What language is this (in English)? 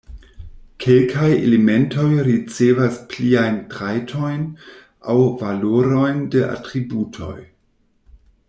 Esperanto